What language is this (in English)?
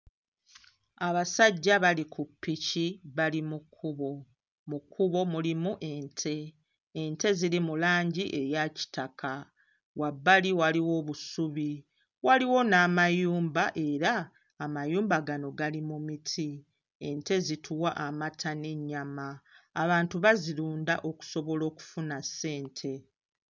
Ganda